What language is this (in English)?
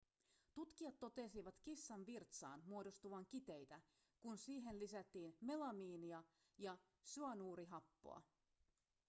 Finnish